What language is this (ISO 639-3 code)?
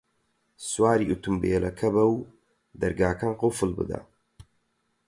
ckb